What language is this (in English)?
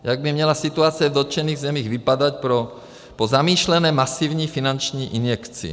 Czech